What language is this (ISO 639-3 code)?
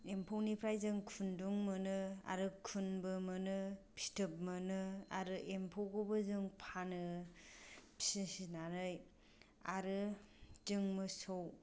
brx